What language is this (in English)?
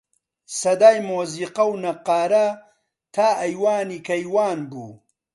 Central Kurdish